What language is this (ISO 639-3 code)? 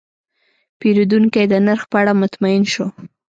pus